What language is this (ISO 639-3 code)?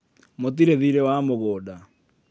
kik